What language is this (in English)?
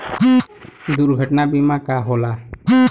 Bhojpuri